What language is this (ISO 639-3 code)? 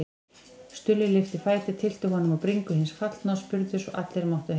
isl